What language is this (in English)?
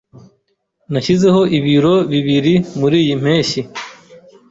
Kinyarwanda